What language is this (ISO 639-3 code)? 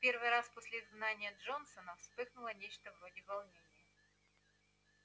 rus